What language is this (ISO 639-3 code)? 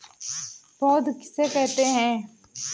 hin